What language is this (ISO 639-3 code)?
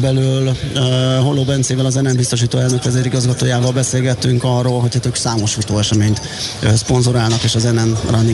hun